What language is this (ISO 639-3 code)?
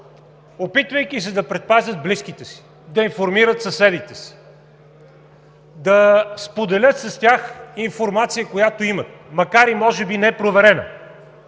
bul